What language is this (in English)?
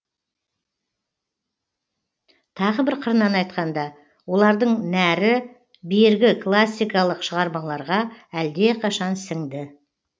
Kazakh